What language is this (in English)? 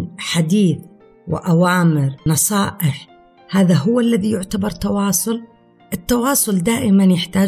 Arabic